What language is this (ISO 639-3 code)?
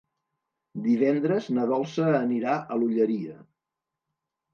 cat